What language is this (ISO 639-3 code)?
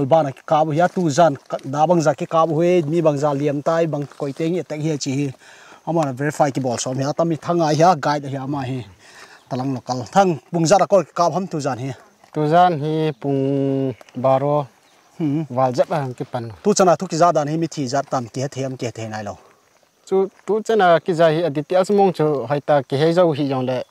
tha